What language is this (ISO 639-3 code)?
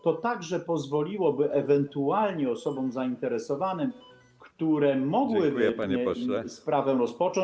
pol